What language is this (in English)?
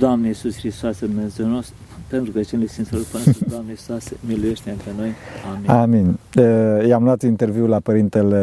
Romanian